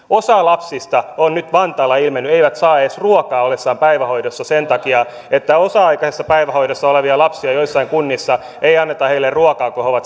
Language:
Finnish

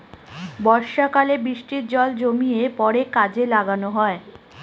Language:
Bangla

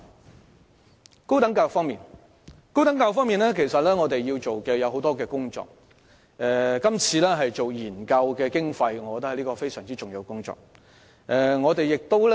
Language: Cantonese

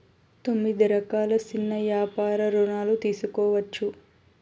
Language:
Telugu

